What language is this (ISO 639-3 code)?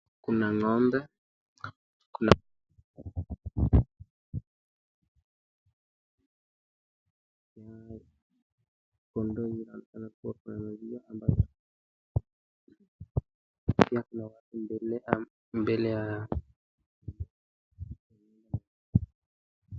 swa